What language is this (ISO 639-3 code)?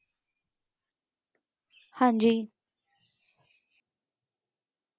pan